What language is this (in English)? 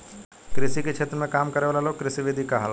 Bhojpuri